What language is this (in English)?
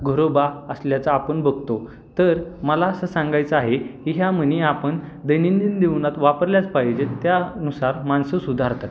Marathi